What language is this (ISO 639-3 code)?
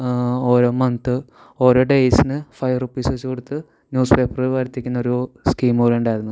mal